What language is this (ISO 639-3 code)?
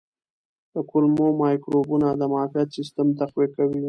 pus